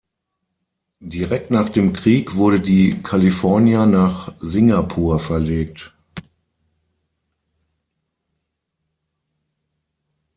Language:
German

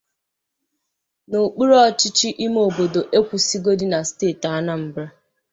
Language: Igbo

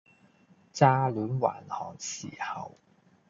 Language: Cantonese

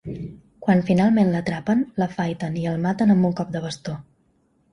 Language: Catalan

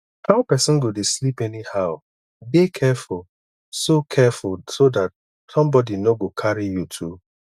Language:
Nigerian Pidgin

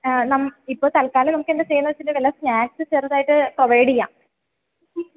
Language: Malayalam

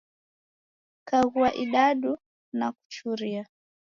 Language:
Taita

